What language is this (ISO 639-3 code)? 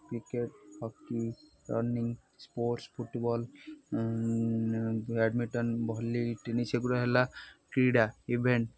ori